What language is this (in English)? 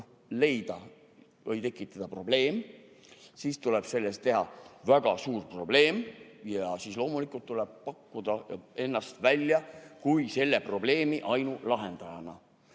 Estonian